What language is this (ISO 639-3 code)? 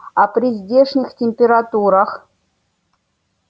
rus